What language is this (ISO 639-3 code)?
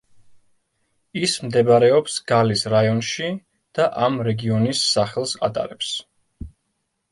kat